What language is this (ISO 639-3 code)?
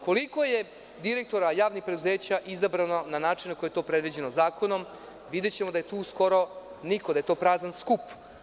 srp